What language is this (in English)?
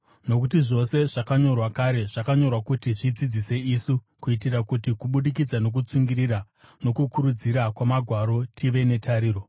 Shona